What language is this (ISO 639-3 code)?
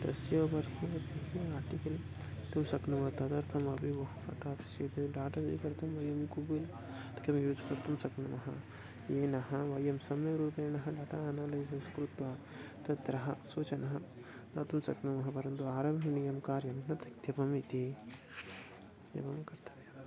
san